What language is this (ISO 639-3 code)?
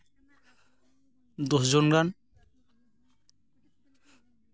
sat